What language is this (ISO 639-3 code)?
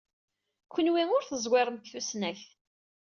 kab